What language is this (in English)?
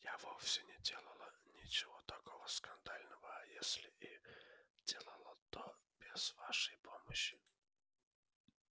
Russian